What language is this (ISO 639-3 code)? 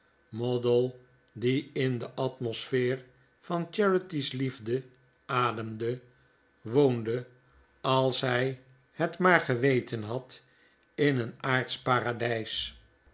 nld